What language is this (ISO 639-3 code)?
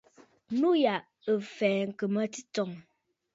bfd